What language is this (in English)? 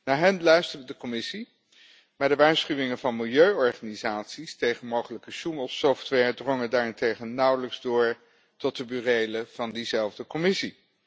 Dutch